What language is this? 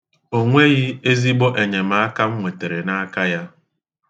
Igbo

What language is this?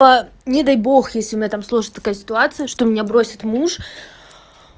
Russian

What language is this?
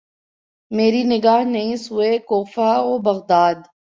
Urdu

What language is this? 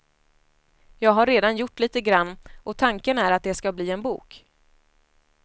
Swedish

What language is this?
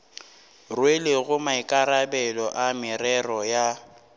Northern Sotho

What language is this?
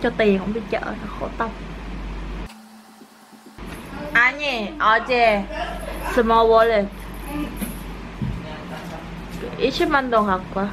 Korean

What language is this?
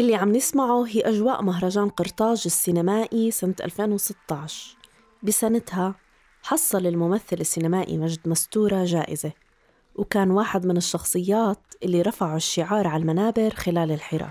Arabic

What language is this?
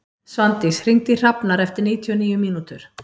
Icelandic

